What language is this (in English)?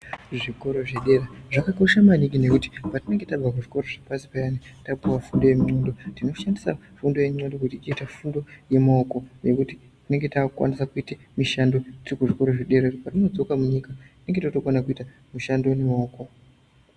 Ndau